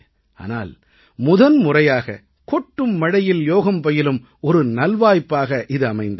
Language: Tamil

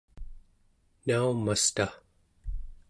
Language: Central Yupik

